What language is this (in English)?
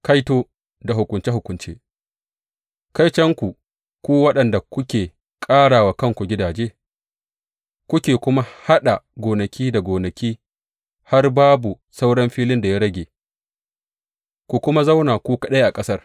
Hausa